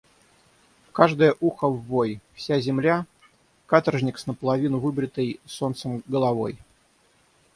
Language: Russian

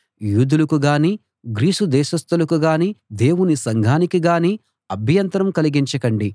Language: Telugu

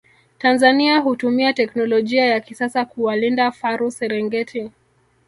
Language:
Swahili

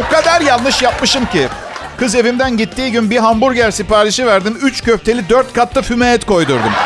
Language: Turkish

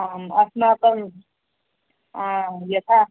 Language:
Sanskrit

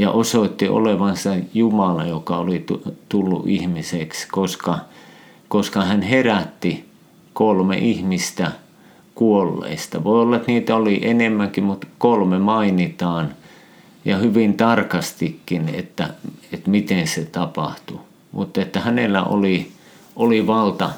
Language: Finnish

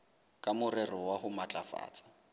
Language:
Southern Sotho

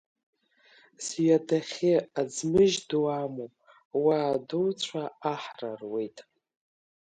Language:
Abkhazian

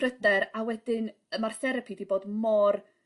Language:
Welsh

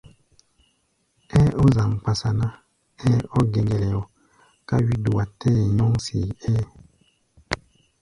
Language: Gbaya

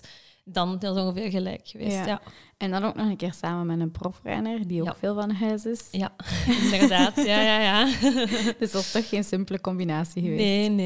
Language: Dutch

